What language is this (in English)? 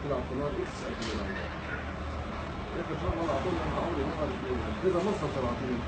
Arabic